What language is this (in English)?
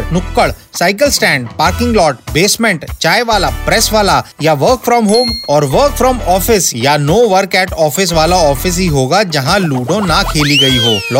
Hindi